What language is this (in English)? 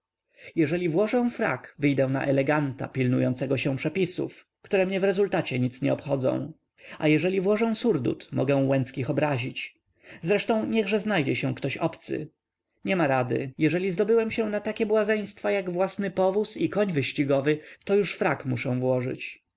Polish